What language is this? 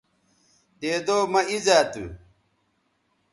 Bateri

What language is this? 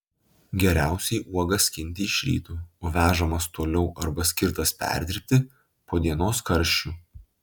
Lithuanian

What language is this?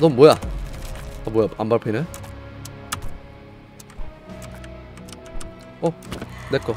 Korean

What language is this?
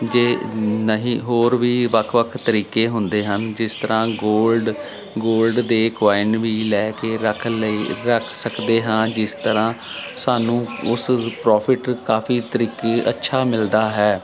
Punjabi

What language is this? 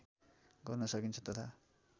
Nepali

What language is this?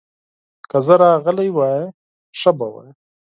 Pashto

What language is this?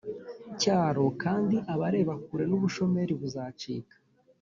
Kinyarwanda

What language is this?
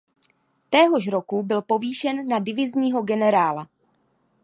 Czech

